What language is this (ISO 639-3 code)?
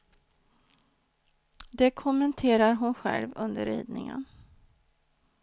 swe